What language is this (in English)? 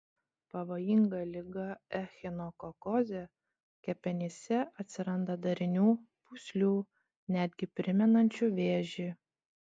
Lithuanian